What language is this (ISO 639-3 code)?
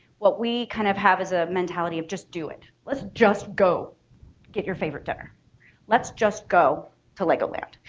eng